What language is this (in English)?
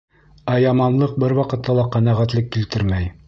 Bashkir